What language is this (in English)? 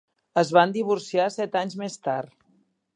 Catalan